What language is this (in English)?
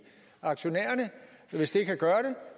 Danish